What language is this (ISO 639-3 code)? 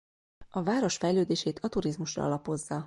hun